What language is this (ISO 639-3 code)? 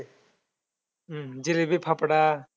mar